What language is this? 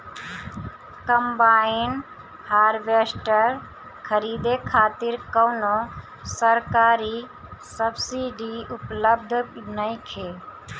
Bhojpuri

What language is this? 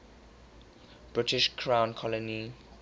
English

